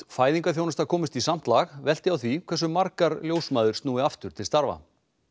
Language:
Icelandic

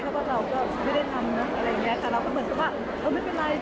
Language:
Thai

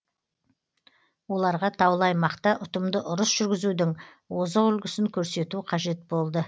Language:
Kazakh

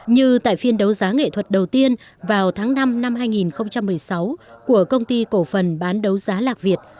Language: Vietnamese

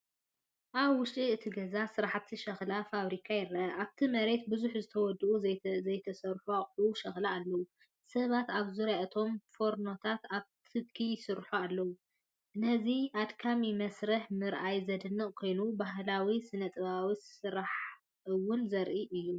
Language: Tigrinya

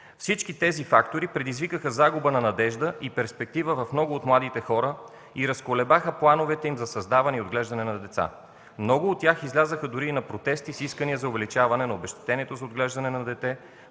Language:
Bulgarian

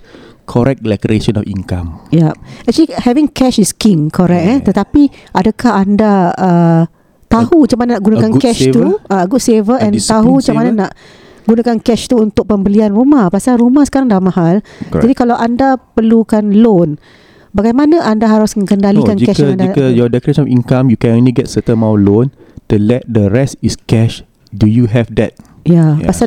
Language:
Malay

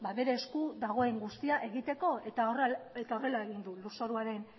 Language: Basque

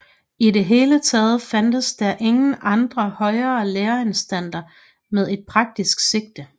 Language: Danish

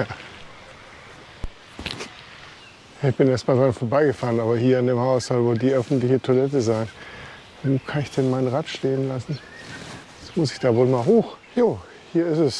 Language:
German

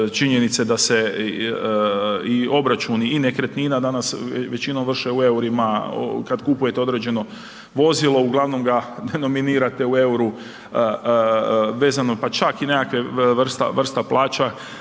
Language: Croatian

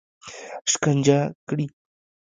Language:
Pashto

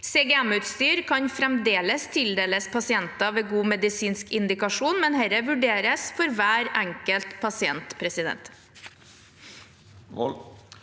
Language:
Norwegian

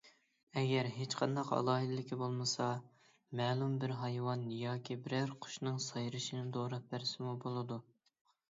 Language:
Uyghur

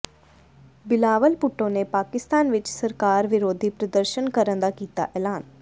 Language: Punjabi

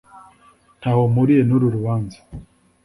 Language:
Kinyarwanda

